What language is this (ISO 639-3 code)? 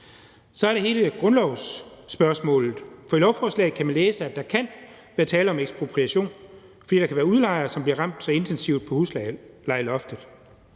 dan